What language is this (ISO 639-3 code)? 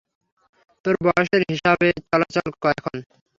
ben